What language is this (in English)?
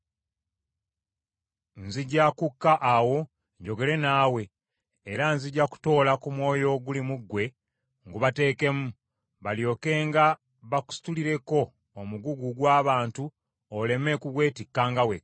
Ganda